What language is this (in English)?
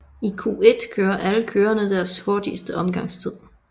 Danish